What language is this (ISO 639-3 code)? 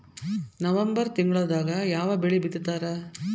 kan